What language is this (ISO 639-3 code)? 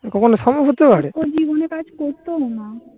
ben